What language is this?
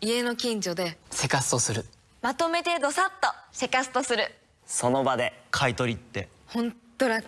Japanese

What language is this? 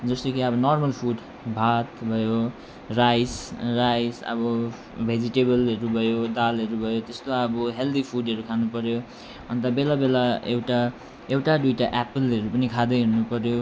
Nepali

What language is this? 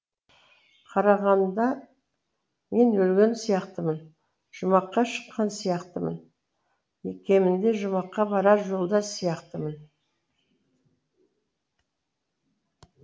Kazakh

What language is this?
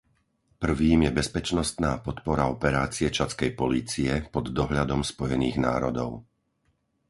Slovak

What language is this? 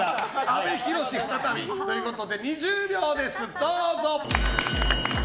Japanese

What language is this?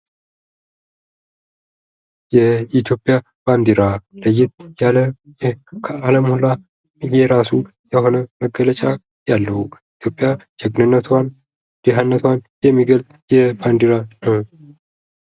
Amharic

